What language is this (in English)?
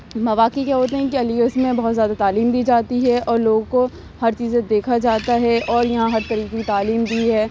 Urdu